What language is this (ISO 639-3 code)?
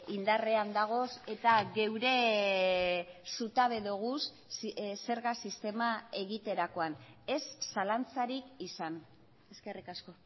eus